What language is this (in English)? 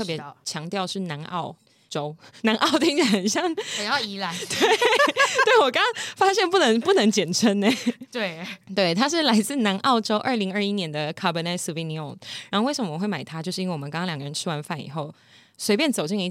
Chinese